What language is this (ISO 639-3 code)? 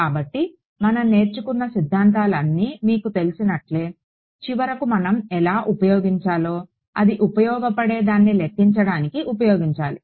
tel